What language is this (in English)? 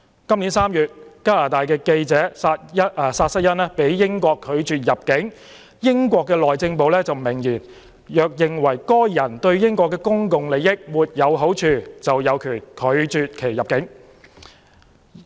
Cantonese